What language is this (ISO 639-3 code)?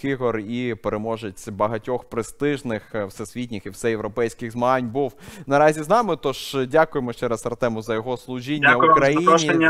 ukr